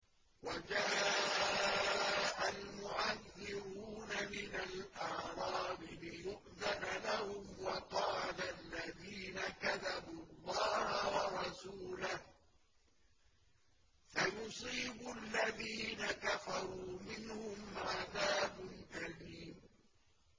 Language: Arabic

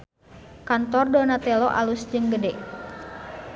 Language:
Sundanese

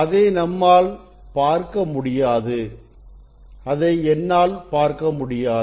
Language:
Tamil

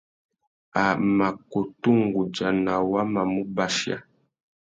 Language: Tuki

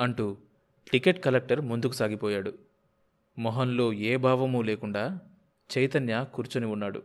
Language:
Telugu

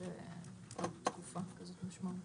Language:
Hebrew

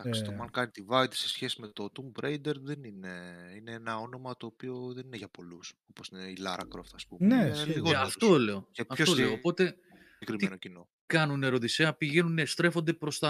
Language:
Greek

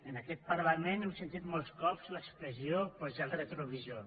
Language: Catalan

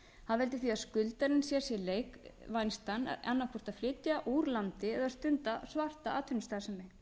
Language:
Icelandic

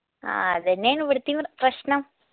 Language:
Malayalam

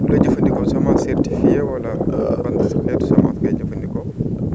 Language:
Wolof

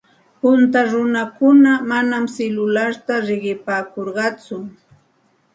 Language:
Santa Ana de Tusi Pasco Quechua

